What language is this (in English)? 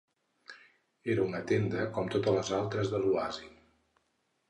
Catalan